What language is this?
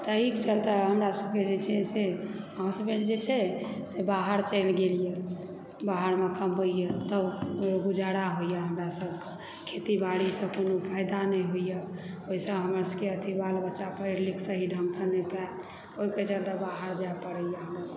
Maithili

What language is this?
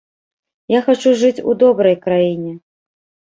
Belarusian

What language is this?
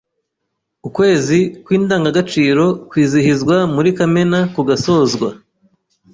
Kinyarwanda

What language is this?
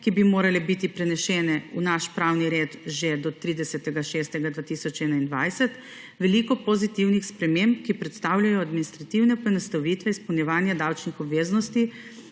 Slovenian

